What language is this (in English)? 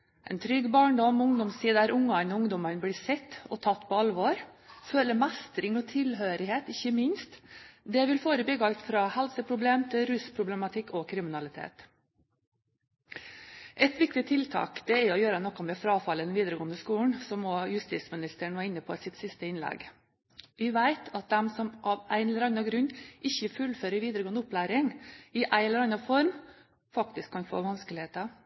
Norwegian Bokmål